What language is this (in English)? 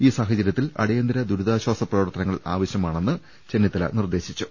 Malayalam